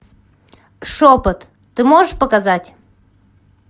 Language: Russian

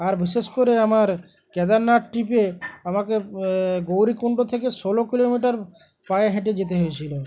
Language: Bangla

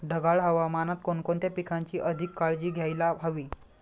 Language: Marathi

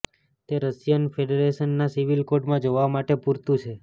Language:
Gujarati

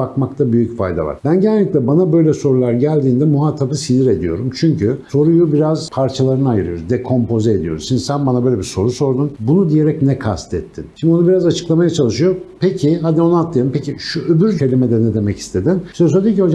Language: Turkish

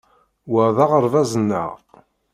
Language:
Kabyle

